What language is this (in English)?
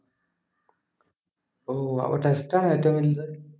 Malayalam